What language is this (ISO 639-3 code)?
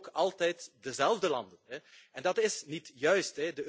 nld